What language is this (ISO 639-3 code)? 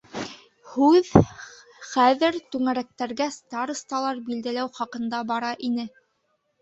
bak